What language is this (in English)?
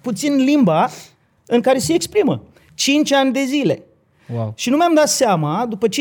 Romanian